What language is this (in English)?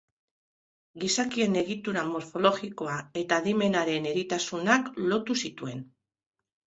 Basque